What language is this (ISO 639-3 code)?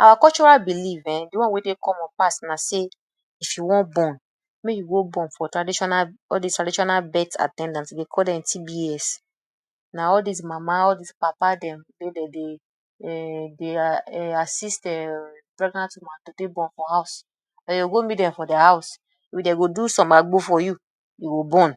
pcm